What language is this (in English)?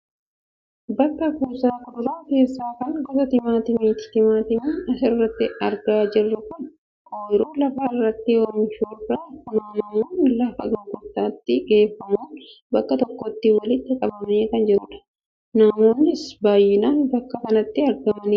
Oromo